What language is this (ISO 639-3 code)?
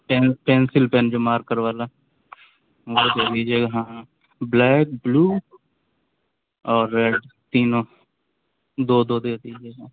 urd